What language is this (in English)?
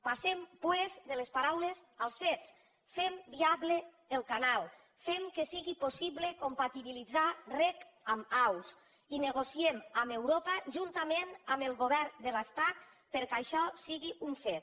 Catalan